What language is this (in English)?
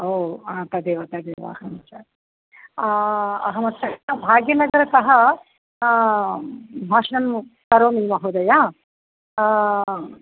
Sanskrit